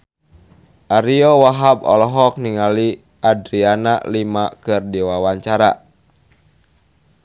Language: Sundanese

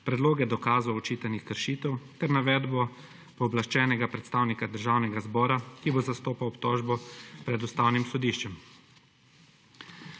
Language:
Slovenian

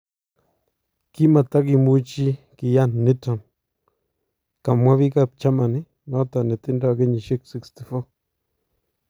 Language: Kalenjin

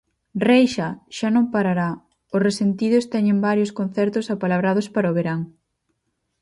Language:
Galician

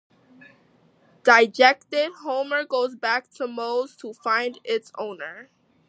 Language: English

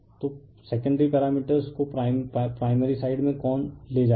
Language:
Hindi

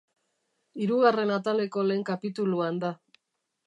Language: Basque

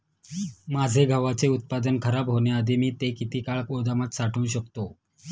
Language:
Marathi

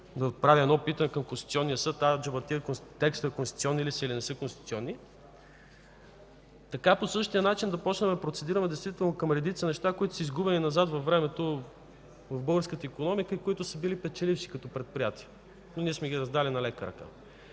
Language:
Bulgarian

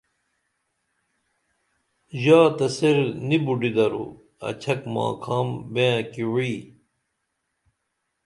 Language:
Dameli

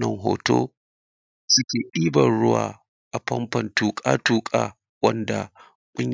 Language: Hausa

